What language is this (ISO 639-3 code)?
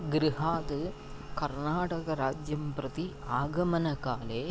san